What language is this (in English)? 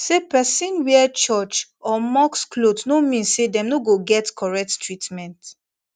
Nigerian Pidgin